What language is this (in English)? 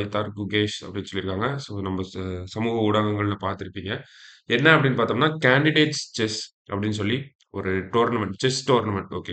Tamil